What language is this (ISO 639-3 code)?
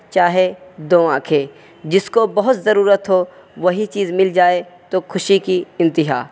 urd